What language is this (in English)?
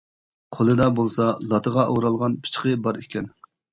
Uyghur